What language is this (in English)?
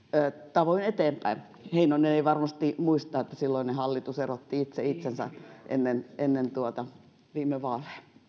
Finnish